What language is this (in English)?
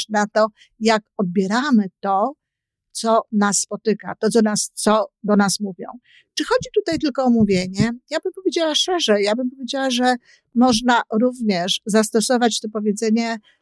Polish